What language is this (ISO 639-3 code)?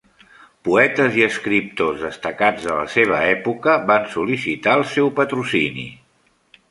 cat